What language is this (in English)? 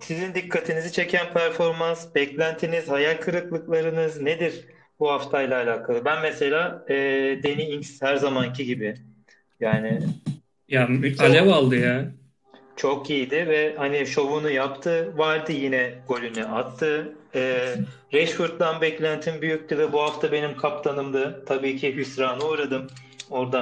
Turkish